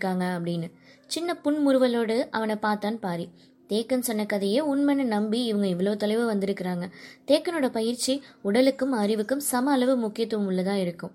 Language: Tamil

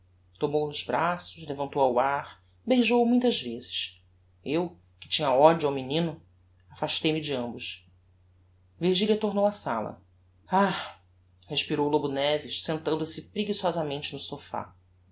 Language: Portuguese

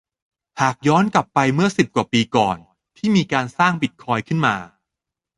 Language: Thai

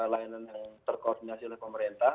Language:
Indonesian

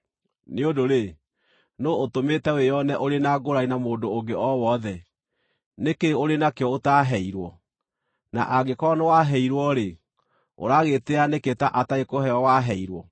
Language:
Kikuyu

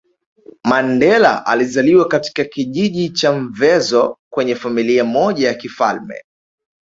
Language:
Swahili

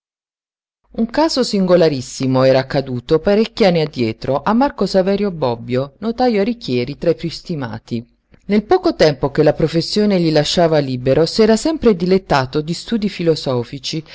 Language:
Italian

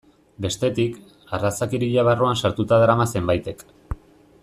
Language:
Basque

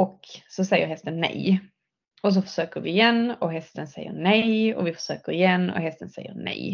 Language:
Swedish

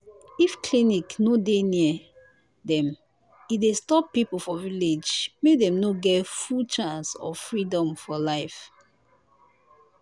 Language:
Nigerian Pidgin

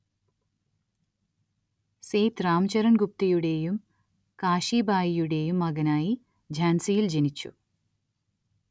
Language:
Malayalam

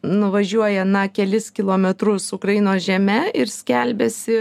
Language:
Lithuanian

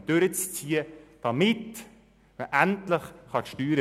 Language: Swiss German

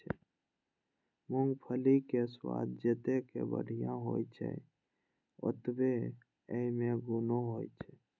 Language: Maithili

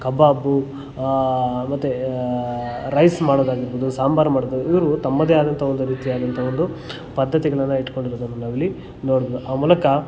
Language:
Kannada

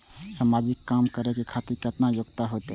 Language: Maithili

